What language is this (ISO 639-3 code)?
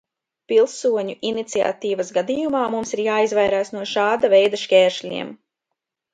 lav